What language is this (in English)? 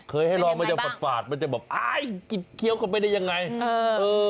Thai